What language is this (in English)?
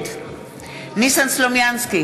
Hebrew